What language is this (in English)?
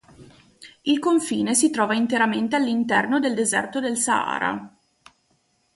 Italian